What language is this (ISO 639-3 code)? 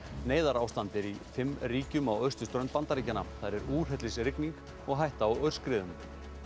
isl